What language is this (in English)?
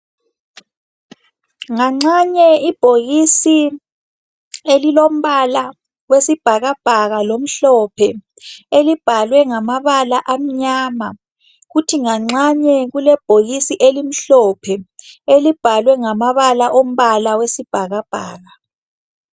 North Ndebele